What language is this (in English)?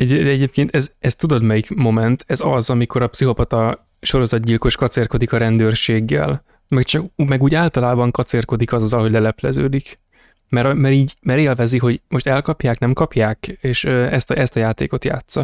Hungarian